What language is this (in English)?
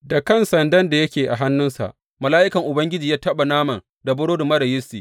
Hausa